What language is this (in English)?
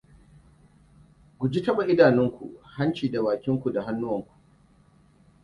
Hausa